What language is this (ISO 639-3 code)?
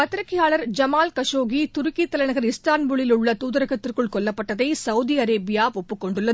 tam